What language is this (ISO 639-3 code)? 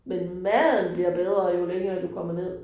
dan